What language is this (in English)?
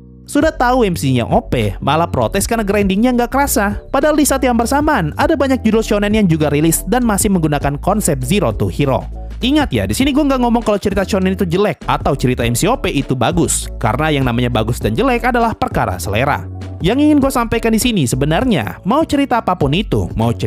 Indonesian